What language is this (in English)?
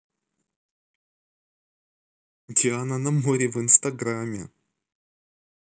Russian